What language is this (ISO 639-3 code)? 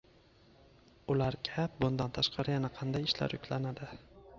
uzb